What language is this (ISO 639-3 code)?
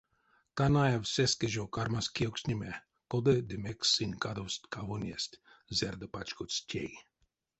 myv